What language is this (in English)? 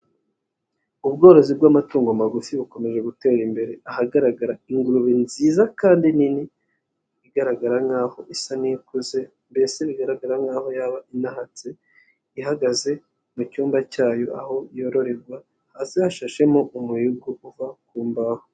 Kinyarwanda